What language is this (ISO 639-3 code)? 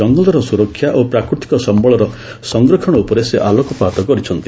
ori